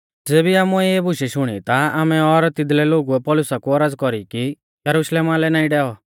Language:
Mahasu Pahari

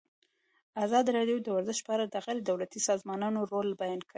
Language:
Pashto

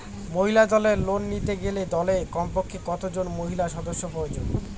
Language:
Bangla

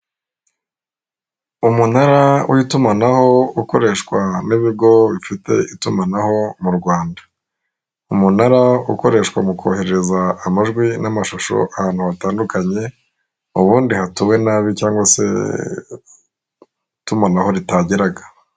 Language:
Kinyarwanda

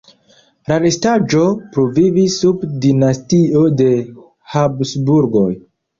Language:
Esperanto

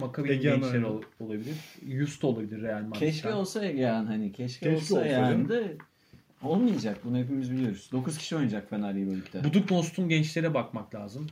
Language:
Turkish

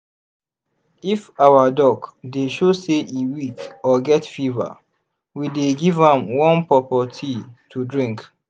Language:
Nigerian Pidgin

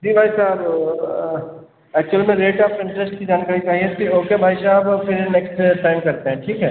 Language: Hindi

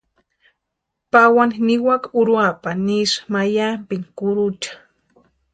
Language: Western Highland Purepecha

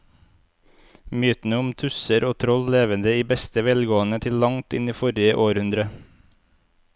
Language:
Norwegian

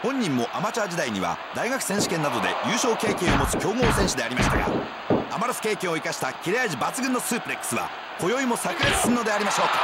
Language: Japanese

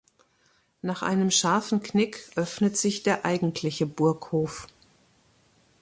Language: German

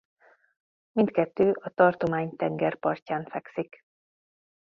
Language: Hungarian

